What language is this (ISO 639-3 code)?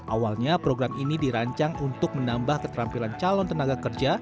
ind